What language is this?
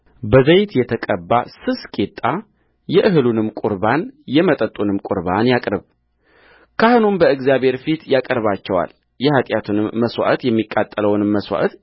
Amharic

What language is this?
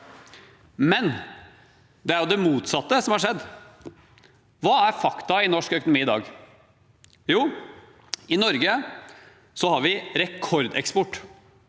Norwegian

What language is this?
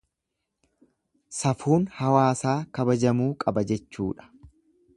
Oromo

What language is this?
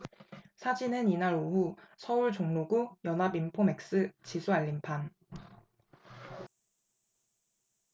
Korean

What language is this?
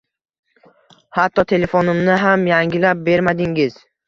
Uzbek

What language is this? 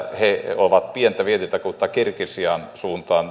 Finnish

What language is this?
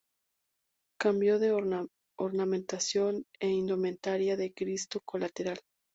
Spanish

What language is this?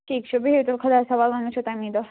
Kashmiri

